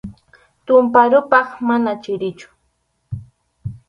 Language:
Arequipa-La Unión Quechua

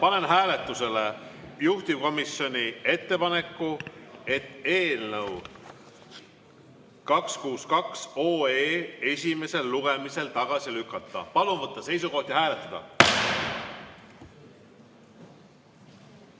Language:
Estonian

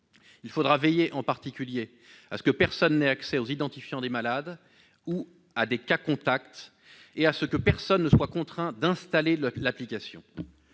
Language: French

